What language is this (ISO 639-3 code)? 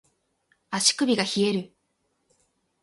jpn